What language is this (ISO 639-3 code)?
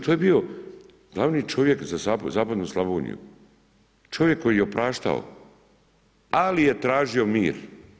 hrv